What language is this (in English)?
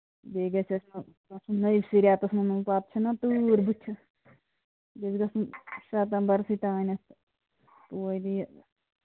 Kashmiri